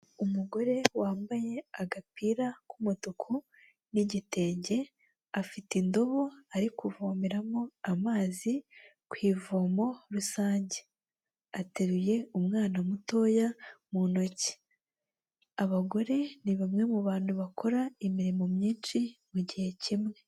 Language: Kinyarwanda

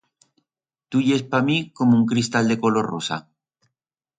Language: Aragonese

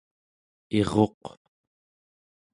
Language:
Central Yupik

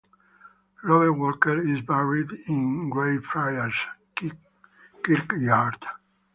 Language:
English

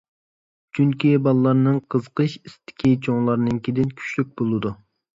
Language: Uyghur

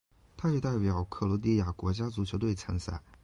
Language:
Chinese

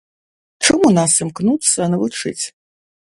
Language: Belarusian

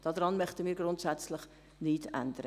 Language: Swiss German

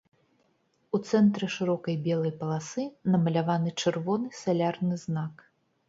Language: Belarusian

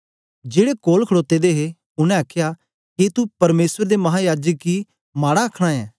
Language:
Dogri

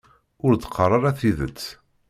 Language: Kabyle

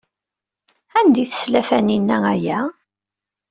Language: Kabyle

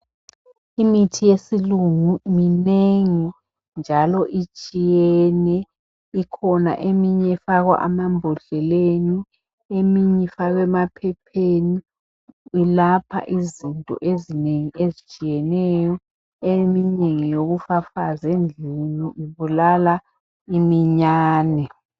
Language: North Ndebele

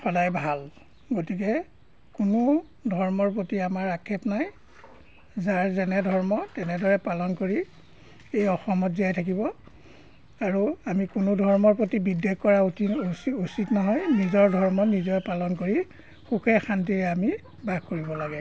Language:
Assamese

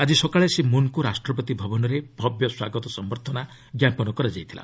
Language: Odia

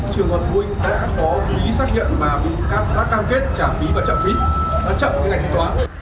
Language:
Vietnamese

